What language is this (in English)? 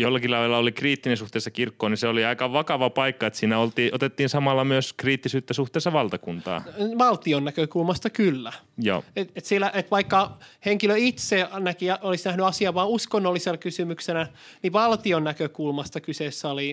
Finnish